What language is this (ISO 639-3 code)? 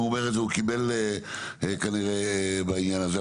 heb